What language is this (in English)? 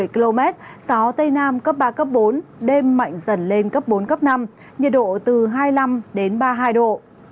Vietnamese